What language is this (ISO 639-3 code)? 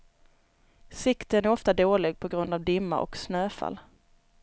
swe